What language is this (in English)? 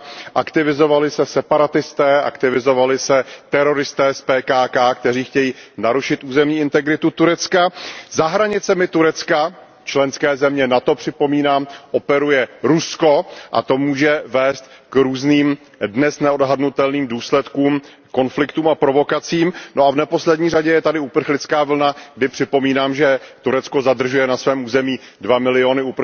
Czech